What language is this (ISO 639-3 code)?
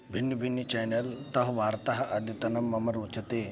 san